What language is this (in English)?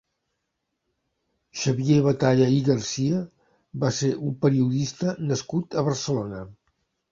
Catalan